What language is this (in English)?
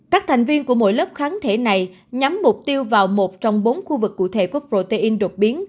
Vietnamese